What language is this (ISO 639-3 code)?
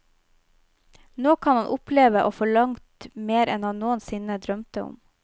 nor